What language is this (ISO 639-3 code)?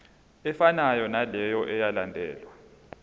zul